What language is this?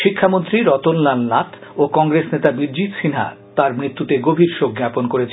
Bangla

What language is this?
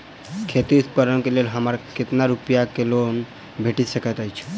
Maithili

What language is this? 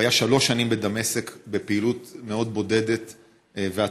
Hebrew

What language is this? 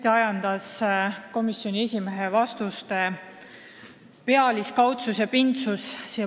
Estonian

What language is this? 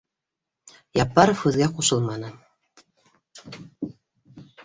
Bashkir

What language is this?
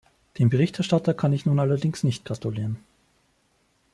German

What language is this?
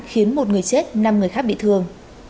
Vietnamese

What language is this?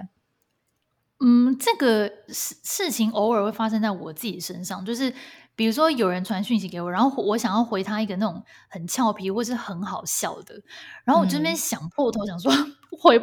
Chinese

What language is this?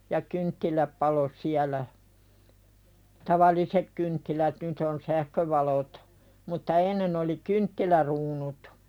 Finnish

